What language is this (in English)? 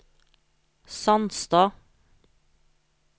Norwegian